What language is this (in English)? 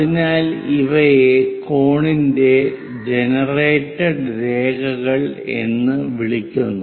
Malayalam